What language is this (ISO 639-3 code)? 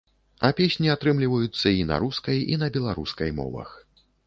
bel